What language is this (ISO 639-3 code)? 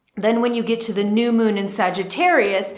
eng